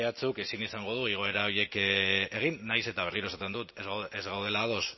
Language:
Basque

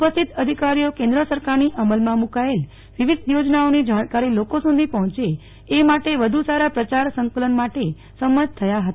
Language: Gujarati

